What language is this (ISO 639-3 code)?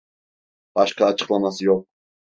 tur